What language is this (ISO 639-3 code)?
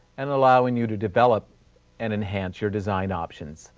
eng